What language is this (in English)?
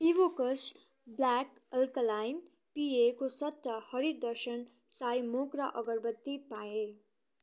Nepali